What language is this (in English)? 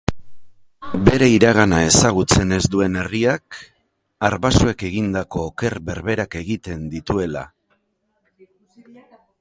Basque